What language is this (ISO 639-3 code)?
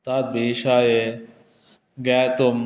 san